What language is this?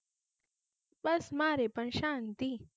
Gujarati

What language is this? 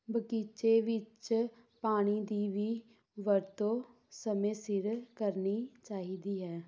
Punjabi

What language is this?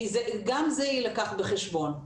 Hebrew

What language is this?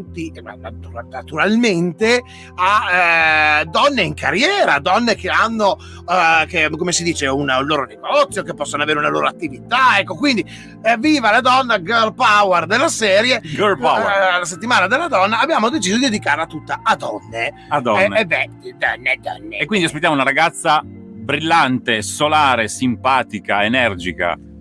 Italian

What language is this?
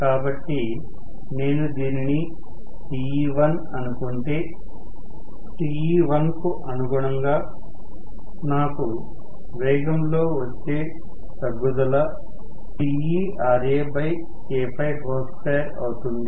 Telugu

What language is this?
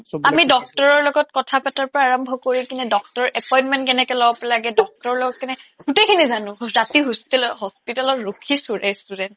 Assamese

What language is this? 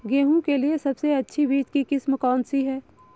Hindi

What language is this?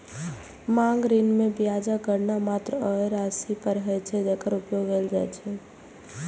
Maithili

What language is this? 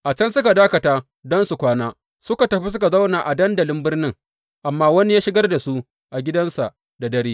Hausa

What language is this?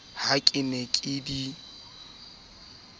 Southern Sotho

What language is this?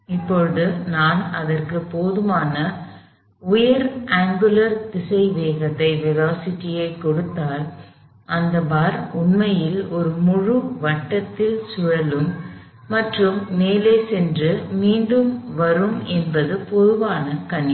Tamil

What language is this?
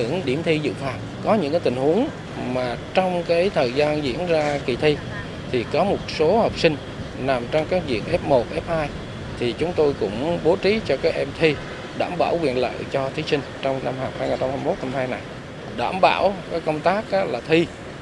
Vietnamese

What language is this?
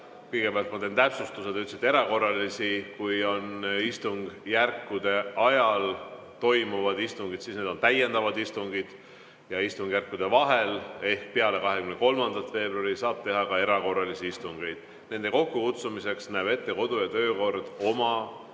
Estonian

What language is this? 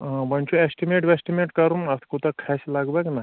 Kashmiri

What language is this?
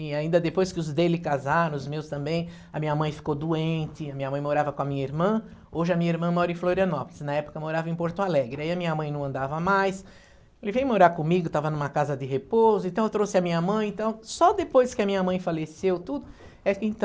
Portuguese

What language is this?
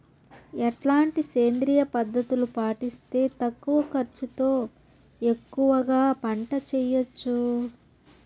Telugu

